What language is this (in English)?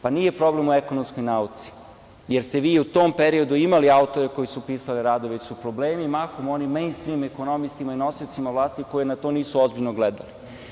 Serbian